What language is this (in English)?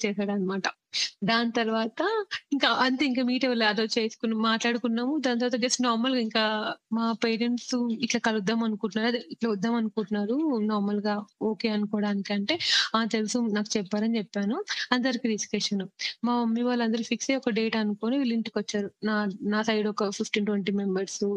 Telugu